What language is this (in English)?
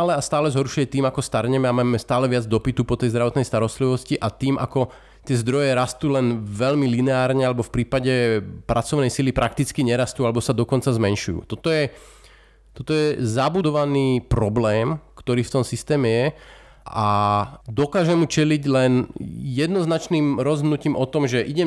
Slovak